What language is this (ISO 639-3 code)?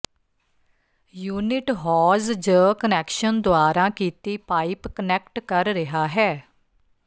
pan